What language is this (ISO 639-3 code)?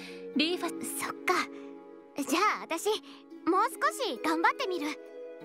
jpn